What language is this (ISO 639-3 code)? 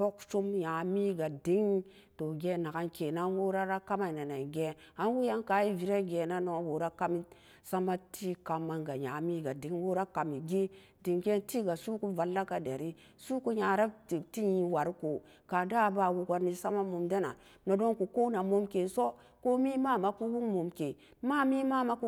ccg